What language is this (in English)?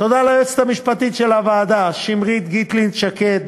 Hebrew